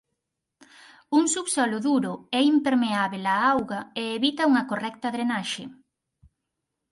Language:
Galician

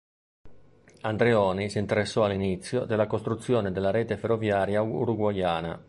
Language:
Italian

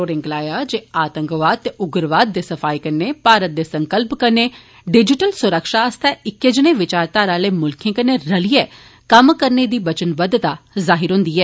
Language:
Dogri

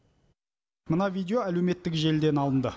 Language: Kazakh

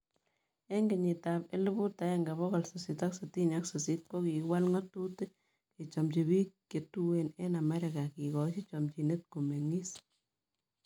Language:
Kalenjin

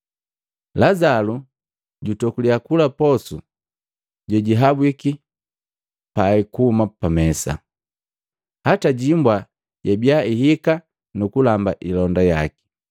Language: Matengo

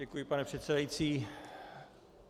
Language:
Czech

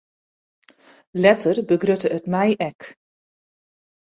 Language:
Western Frisian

